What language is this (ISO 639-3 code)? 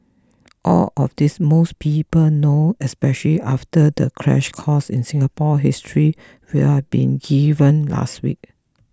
eng